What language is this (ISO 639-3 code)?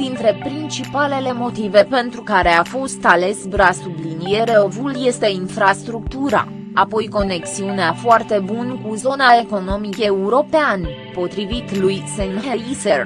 ron